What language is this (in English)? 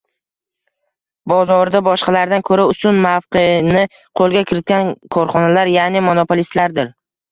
Uzbek